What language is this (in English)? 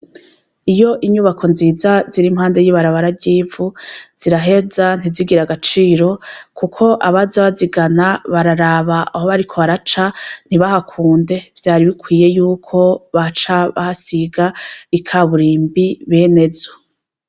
Rundi